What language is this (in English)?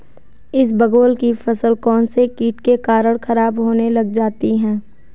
Hindi